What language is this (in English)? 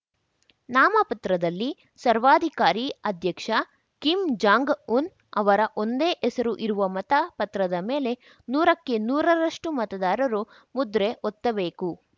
Kannada